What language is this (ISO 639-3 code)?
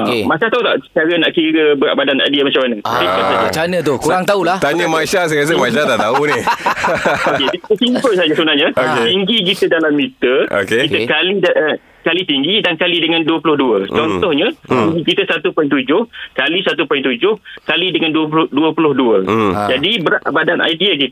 msa